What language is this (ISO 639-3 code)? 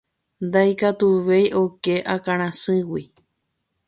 grn